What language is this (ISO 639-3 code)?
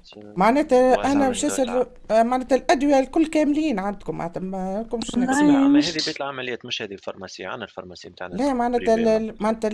ara